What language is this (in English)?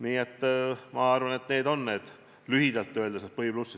Estonian